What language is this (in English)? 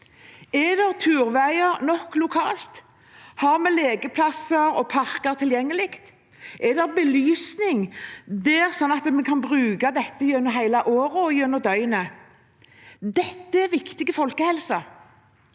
Norwegian